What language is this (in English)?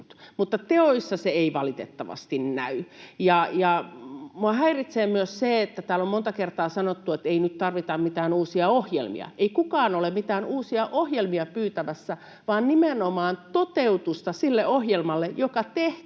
Finnish